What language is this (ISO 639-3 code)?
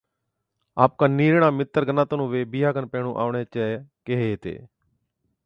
odk